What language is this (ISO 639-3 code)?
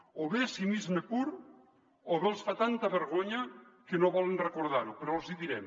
cat